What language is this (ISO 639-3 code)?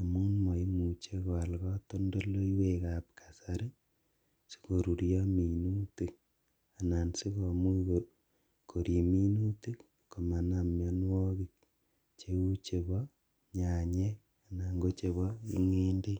kln